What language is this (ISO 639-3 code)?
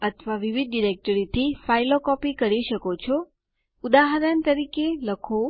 guj